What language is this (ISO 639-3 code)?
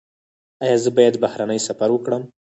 pus